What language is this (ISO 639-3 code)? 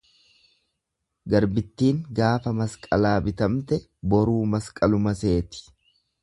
orm